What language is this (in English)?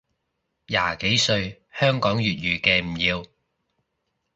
Cantonese